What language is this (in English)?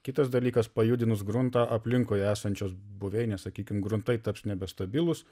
Lithuanian